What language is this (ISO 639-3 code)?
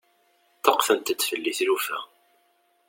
kab